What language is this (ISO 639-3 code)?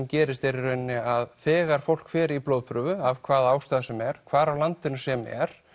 isl